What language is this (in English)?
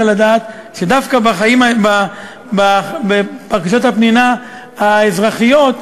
Hebrew